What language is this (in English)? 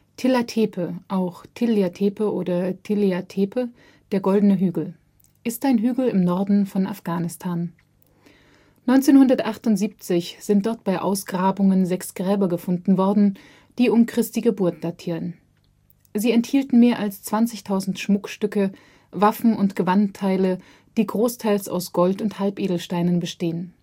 German